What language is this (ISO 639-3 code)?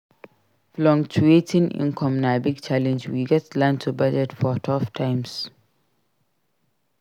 pcm